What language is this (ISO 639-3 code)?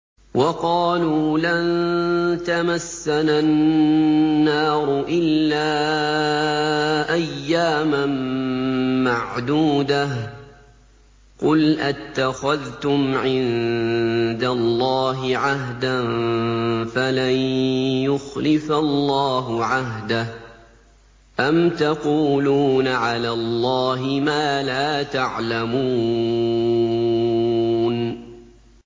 ara